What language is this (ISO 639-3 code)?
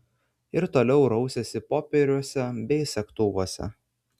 lit